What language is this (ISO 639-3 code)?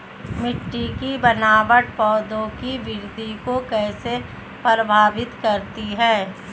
hin